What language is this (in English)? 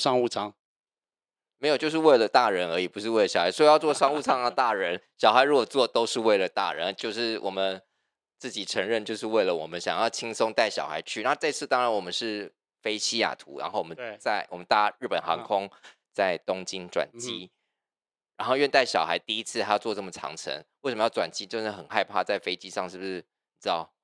Chinese